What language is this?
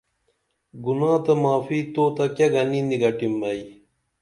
Dameli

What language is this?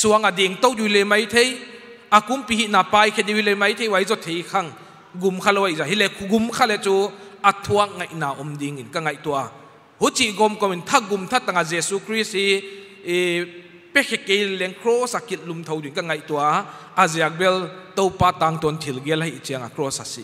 Filipino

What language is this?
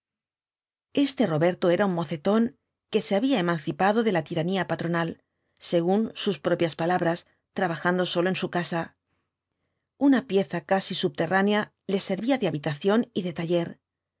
Spanish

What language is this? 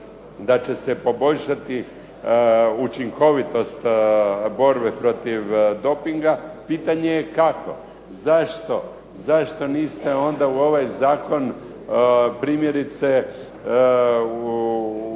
Croatian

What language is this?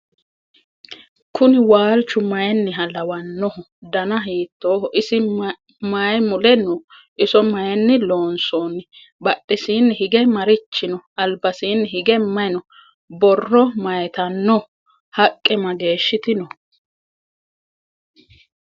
Sidamo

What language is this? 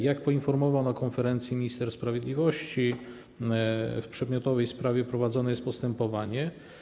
Polish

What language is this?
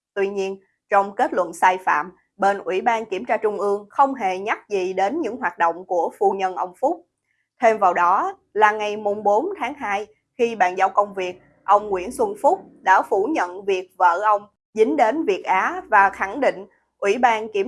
Vietnamese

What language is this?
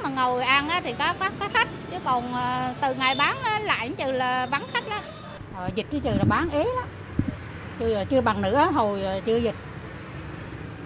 Vietnamese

